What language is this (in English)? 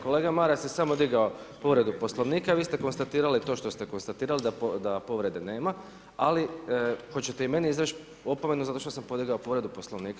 Croatian